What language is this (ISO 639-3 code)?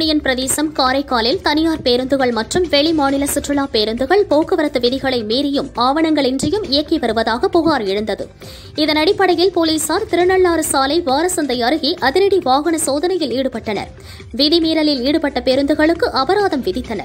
tam